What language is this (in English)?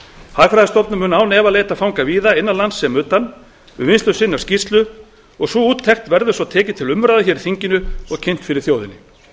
Icelandic